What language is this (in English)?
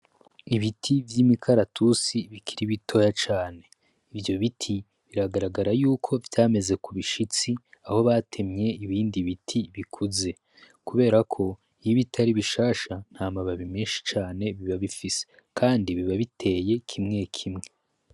Rundi